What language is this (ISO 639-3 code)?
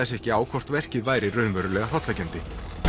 isl